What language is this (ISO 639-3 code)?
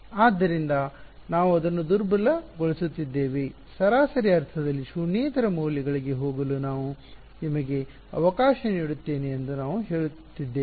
kan